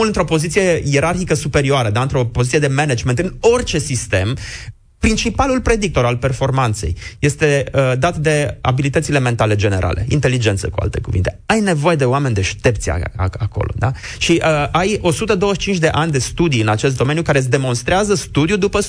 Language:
Romanian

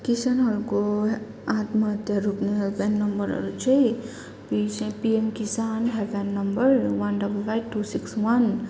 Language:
Nepali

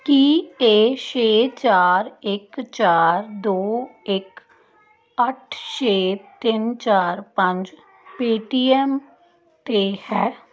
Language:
Punjabi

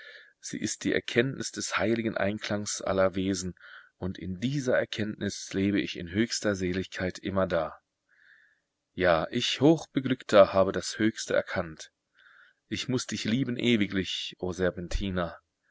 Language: German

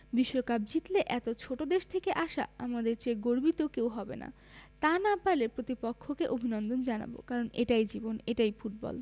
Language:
Bangla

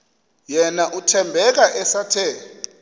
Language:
Xhosa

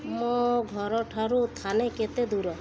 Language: Odia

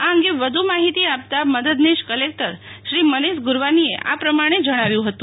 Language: Gujarati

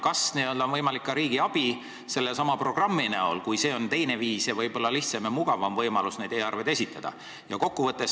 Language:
Estonian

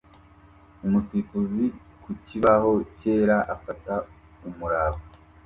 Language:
Kinyarwanda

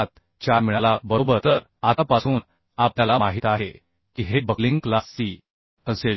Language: Marathi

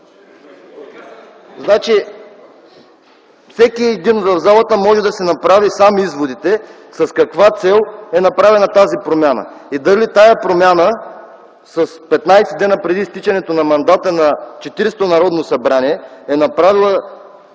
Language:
Bulgarian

